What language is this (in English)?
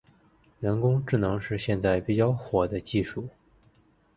Chinese